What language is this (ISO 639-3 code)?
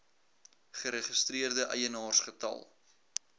afr